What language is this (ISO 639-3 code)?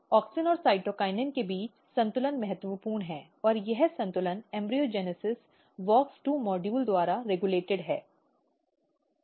hin